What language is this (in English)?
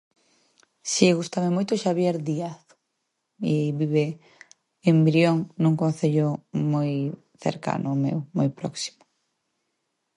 Galician